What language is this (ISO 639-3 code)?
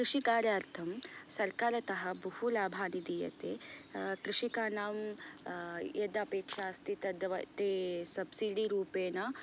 san